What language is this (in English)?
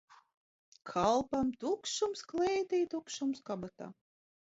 Latvian